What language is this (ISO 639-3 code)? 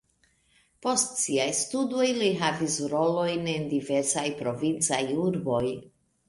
epo